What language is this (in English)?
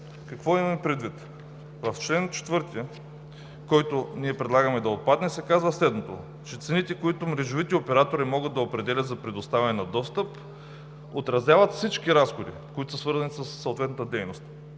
Bulgarian